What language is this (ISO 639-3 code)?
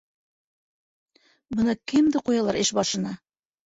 bak